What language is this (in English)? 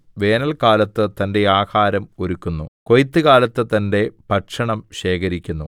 Malayalam